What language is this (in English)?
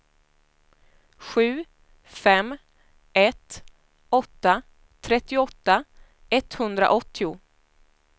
Swedish